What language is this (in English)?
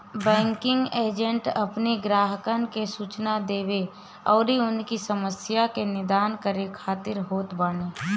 Bhojpuri